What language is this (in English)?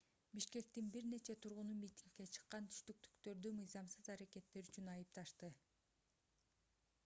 Kyrgyz